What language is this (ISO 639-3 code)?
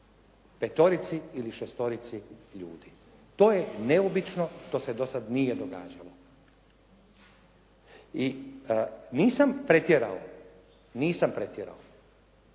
hrv